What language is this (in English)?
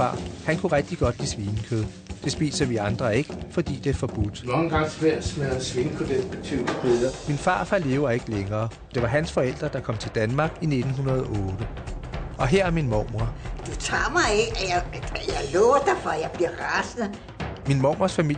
Danish